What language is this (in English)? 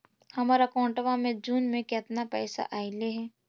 Magahi